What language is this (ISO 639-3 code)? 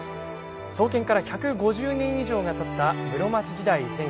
jpn